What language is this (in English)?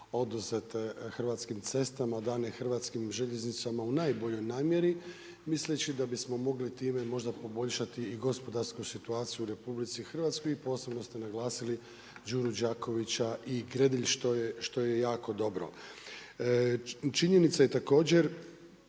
Croatian